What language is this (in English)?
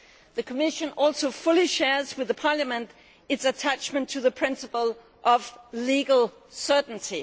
English